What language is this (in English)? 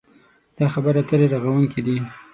Pashto